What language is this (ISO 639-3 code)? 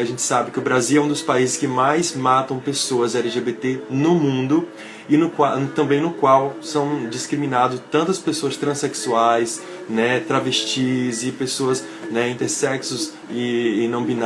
por